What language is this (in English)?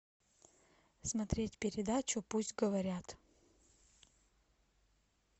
Russian